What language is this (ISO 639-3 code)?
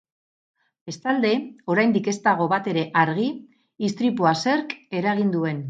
eus